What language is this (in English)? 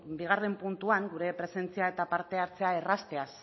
Basque